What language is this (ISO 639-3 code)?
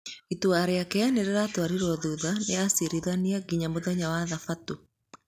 kik